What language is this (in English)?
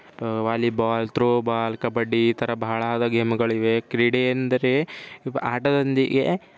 Kannada